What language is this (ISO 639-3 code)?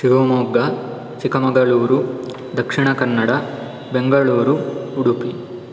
san